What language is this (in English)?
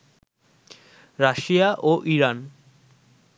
Bangla